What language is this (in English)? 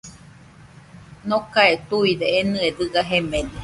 Nüpode Huitoto